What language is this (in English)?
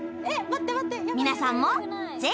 Japanese